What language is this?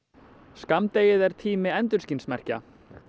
Icelandic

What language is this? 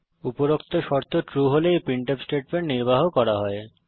Bangla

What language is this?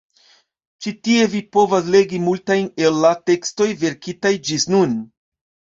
Esperanto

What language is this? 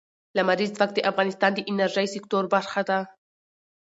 Pashto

